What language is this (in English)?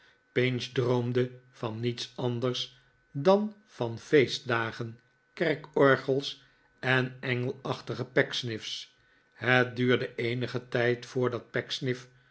Dutch